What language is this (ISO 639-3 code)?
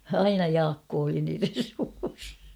fin